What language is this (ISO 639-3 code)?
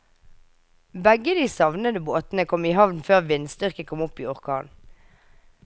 nor